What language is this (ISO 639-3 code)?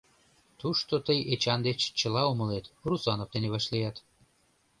chm